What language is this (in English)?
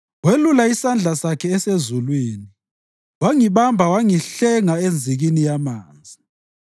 North Ndebele